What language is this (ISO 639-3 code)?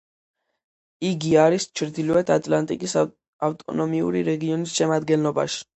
kat